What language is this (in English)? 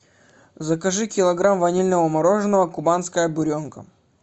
Russian